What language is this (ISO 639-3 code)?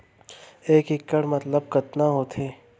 hne